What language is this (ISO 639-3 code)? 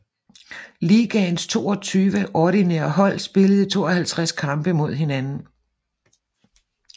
dan